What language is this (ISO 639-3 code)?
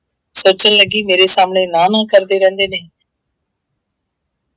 pan